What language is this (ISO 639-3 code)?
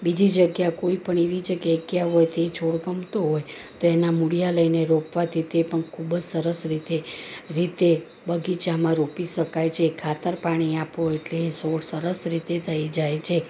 guj